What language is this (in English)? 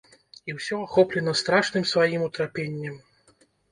Belarusian